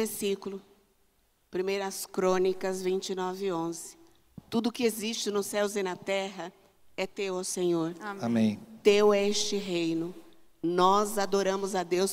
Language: Portuguese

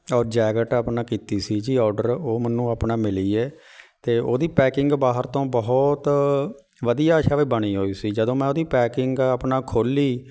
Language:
Punjabi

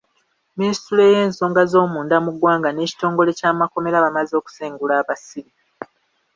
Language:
Ganda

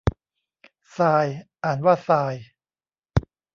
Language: Thai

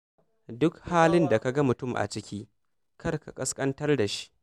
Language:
Hausa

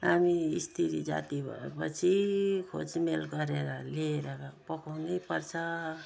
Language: Nepali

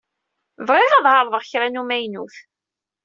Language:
Kabyle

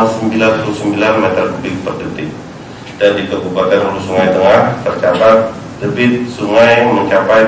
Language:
Indonesian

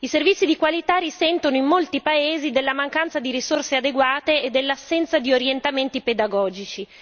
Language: Italian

